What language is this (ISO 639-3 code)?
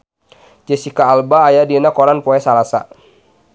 sun